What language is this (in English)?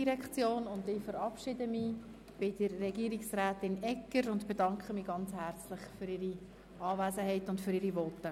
Swiss German